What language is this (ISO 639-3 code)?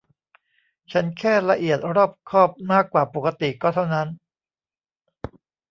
tha